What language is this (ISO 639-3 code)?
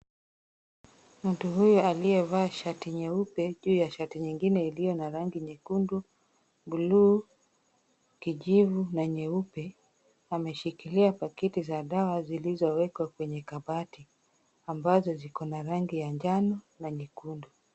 swa